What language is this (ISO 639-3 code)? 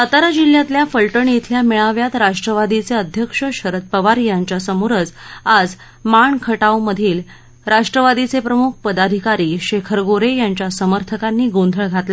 mar